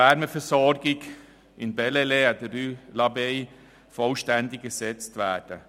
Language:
Swiss German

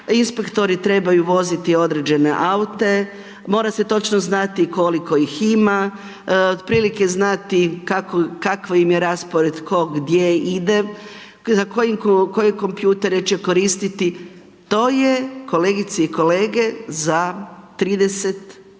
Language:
Croatian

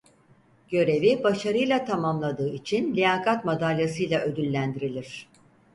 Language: Turkish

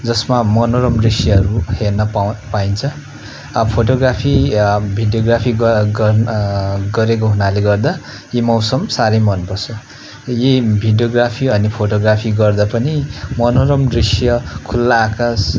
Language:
Nepali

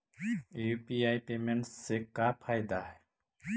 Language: Magahi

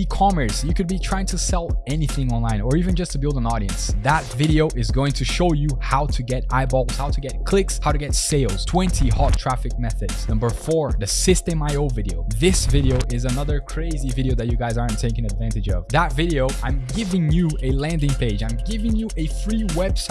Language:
English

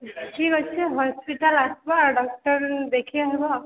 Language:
Odia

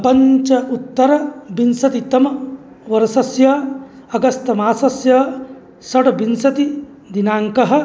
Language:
Sanskrit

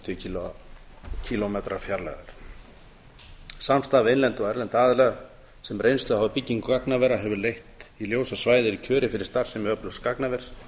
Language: Icelandic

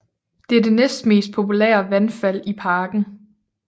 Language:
Danish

